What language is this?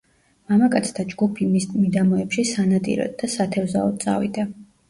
Georgian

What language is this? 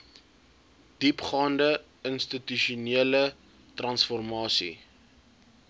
Afrikaans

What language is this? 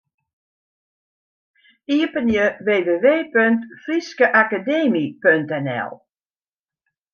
Western Frisian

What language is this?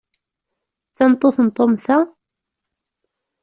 Kabyle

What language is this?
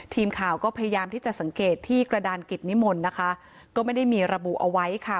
Thai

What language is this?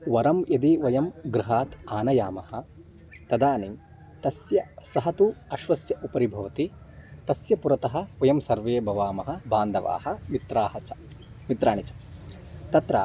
Sanskrit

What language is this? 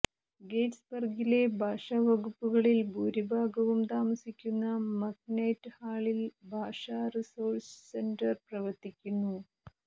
Malayalam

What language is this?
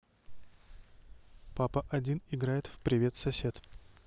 Russian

